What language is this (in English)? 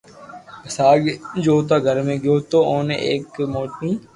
Loarki